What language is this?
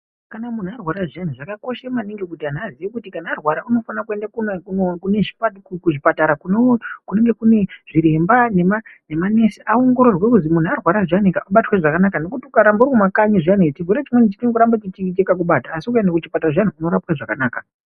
Ndau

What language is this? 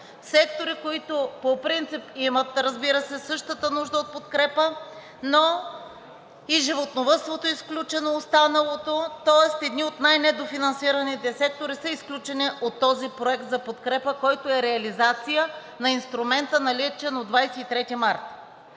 Bulgarian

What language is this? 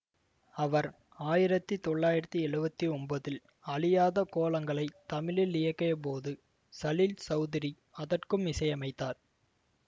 Tamil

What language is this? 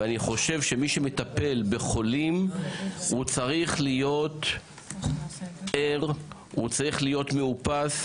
Hebrew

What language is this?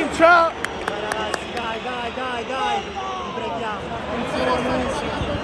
Italian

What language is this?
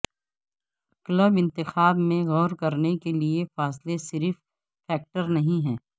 Urdu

